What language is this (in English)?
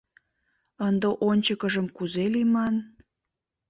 Mari